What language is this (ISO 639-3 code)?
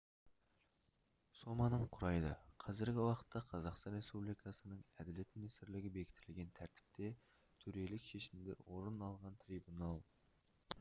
kaz